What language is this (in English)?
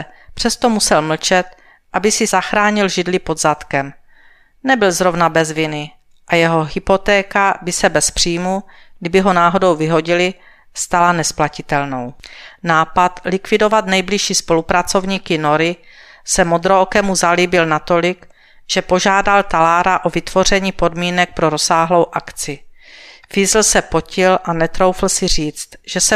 Czech